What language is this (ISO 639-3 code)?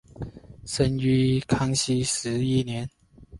zho